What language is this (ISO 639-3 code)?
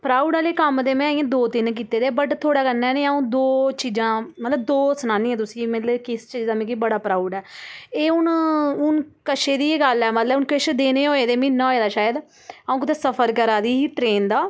doi